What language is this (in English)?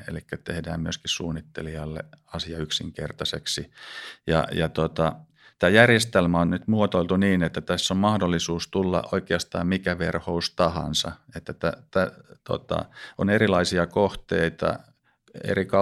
Finnish